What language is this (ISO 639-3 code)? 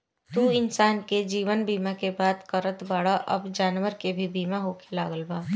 bho